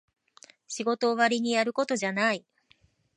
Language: Japanese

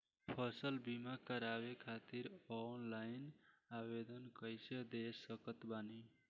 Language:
Bhojpuri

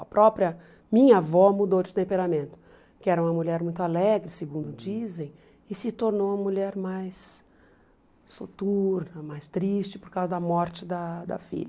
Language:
Portuguese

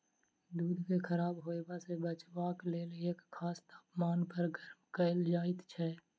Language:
Maithili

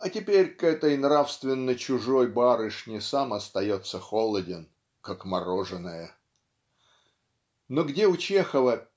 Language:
Russian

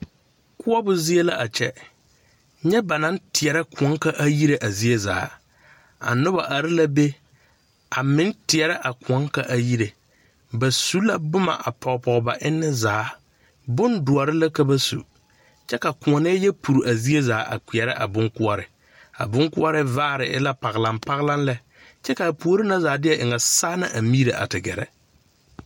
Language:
Southern Dagaare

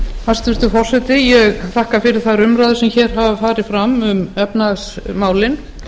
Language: Icelandic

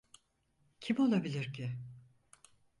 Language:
Turkish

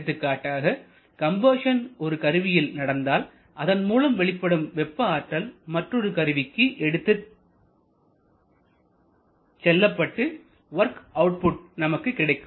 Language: Tamil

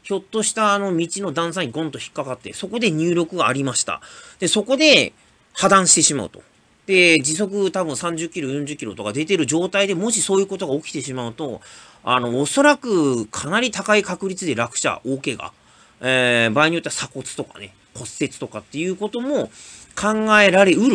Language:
Japanese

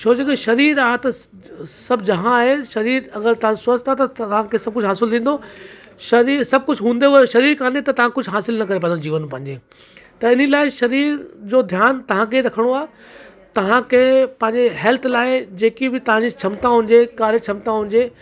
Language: Sindhi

